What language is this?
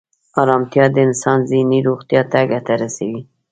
Pashto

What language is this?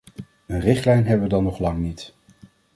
Dutch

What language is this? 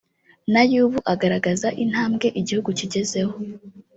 Kinyarwanda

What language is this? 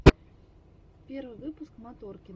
Russian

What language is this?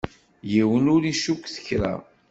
Kabyle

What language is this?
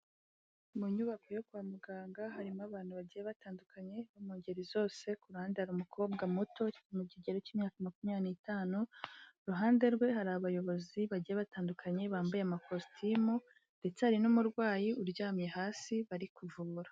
Kinyarwanda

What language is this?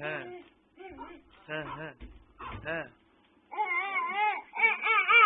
Turkish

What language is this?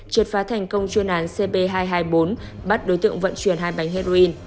Vietnamese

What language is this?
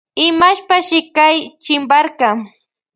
Loja Highland Quichua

